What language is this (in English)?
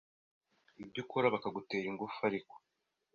Kinyarwanda